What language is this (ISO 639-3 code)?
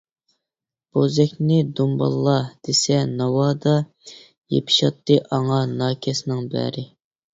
uig